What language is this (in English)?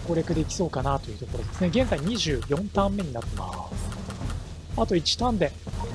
Japanese